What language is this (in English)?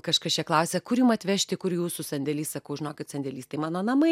Lithuanian